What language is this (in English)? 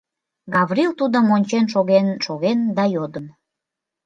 Mari